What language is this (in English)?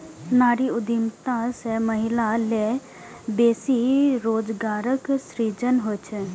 Maithili